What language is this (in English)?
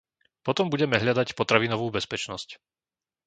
Slovak